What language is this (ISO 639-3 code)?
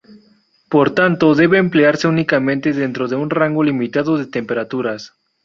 spa